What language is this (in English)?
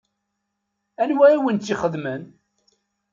Kabyle